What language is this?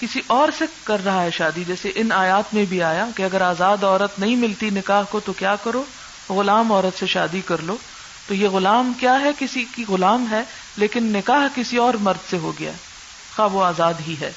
Urdu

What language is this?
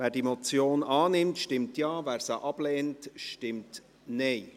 Swiss German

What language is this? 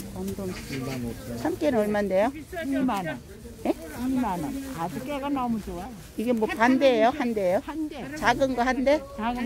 Korean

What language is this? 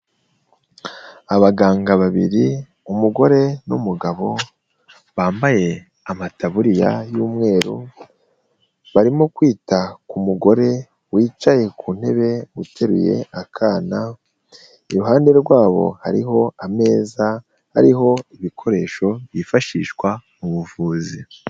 Kinyarwanda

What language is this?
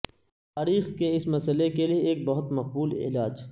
Urdu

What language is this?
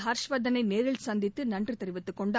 Tamil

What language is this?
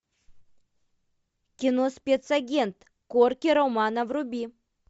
Russian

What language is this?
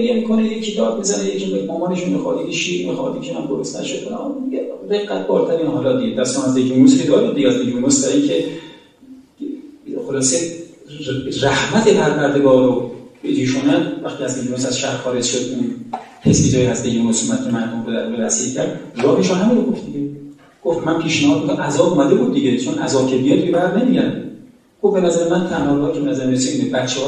Persian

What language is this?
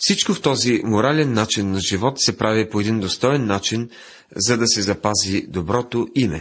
Bulgarian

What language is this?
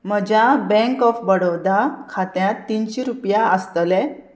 Konkani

